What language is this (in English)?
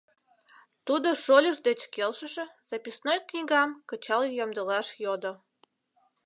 Mari